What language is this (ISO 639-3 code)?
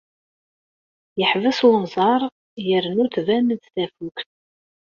kab